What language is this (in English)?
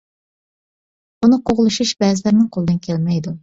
Uyghur